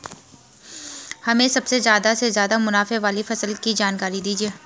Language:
Hindi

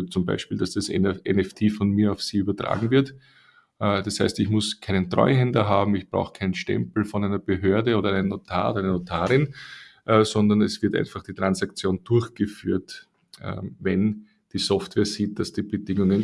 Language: German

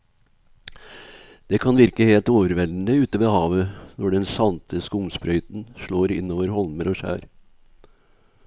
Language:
Norwegian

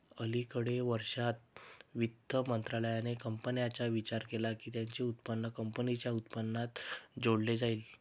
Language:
Marathi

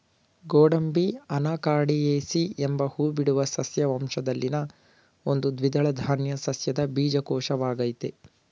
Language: Kannada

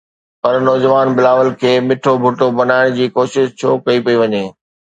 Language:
Sindhi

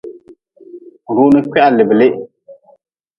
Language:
Nawdm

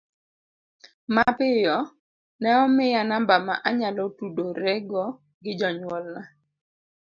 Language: Luo (Kenya and Tanzania)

